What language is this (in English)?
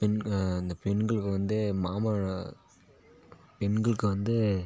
Tamil